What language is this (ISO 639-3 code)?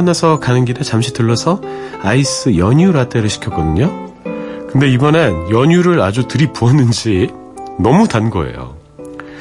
kor